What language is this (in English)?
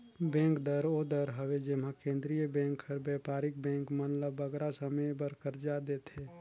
Chhattisgarhi